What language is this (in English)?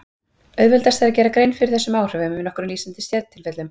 Icelandic